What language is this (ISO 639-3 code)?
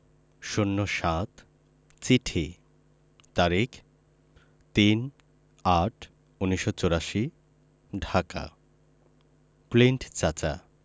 ben